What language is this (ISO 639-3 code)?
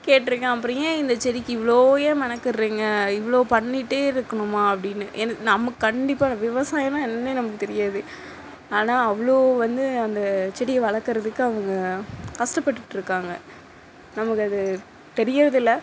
tam